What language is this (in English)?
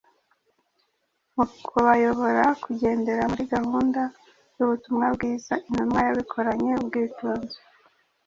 Kinyarwanda